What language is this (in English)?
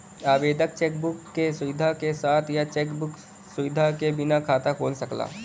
Bhojpuri